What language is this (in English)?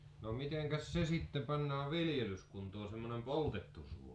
Finnish